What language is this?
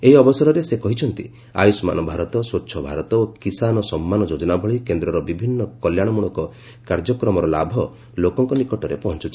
Odia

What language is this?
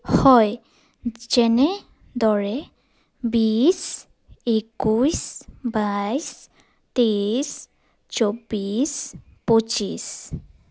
Assamese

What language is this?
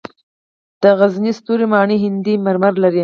Pashto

